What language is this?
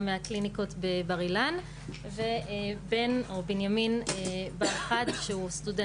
Hebrew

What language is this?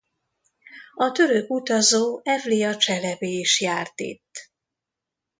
Hungarian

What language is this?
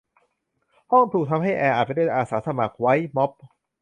Thai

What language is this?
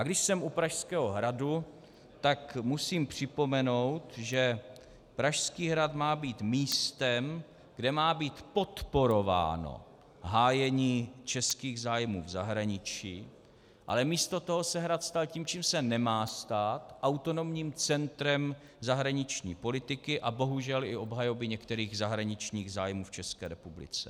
Czech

